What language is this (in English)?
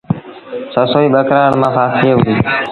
Sindhi Bhil